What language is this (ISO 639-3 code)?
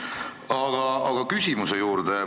est